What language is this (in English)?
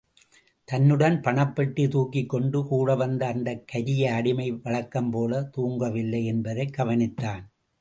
Tamil